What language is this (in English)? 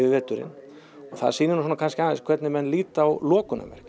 Icelandic